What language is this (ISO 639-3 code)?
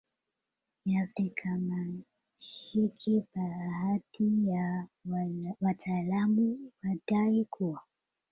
swa